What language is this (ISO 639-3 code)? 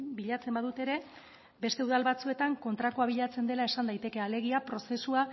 eus